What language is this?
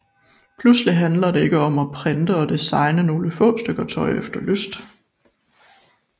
Danish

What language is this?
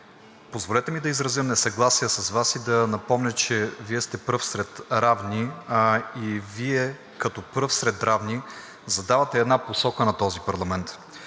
Bulgarian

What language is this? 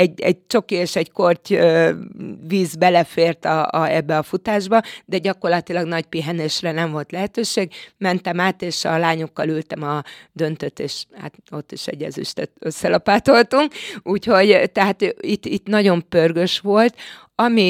Hungarian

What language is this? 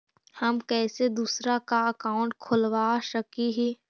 Magahi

